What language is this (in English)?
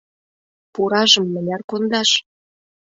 Mari